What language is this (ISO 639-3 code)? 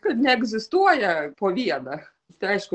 lit